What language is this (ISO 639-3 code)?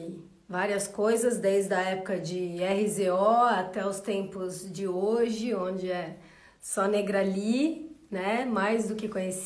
por